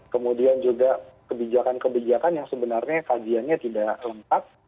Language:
Indonesian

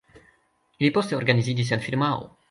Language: Esperanto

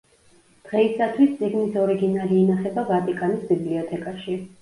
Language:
Georgian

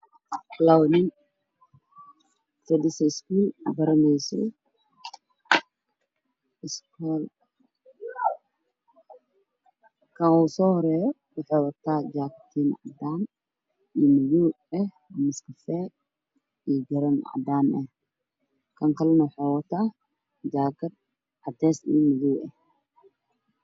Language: Somali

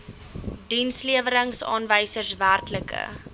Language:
Afrikaans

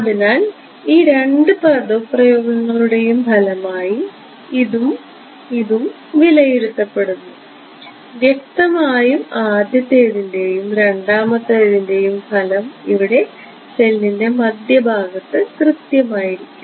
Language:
Malayalam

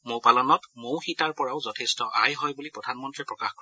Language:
Assamese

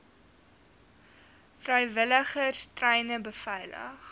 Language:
Afrikaans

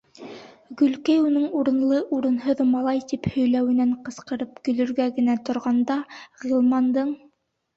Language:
Bashkir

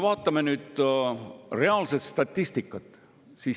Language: Estonian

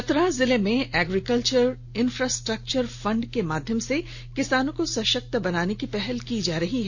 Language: Hindi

